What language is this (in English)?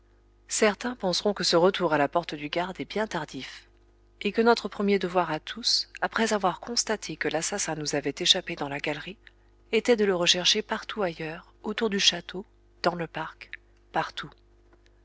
French